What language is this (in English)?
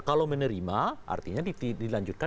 Indonesian